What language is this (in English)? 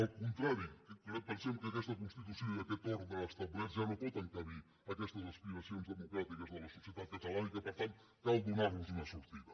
Catalan